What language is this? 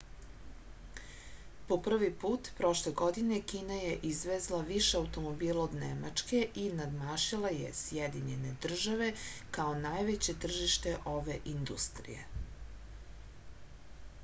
Serbian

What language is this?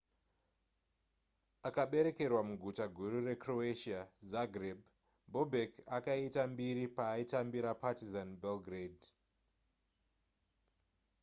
Shona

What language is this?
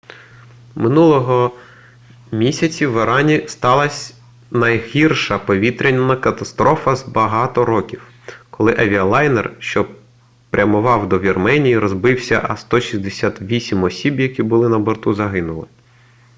Ukrainian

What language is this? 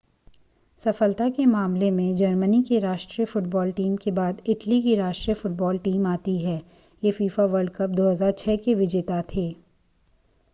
Hindi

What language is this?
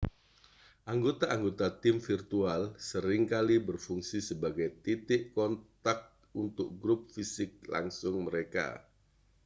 Indonesian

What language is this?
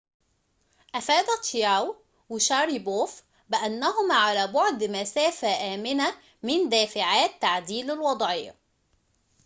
Arabic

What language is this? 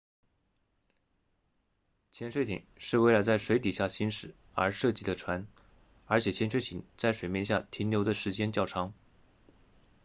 Chinese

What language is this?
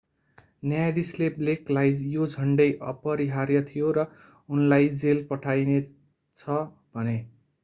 Nepali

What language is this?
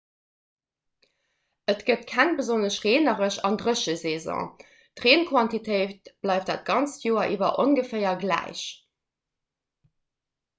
Luxembourgish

